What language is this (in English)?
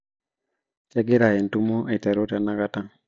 Masai